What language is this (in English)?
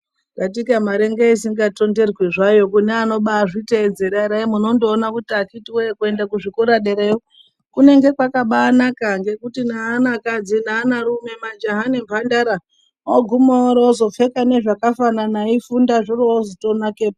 Ndau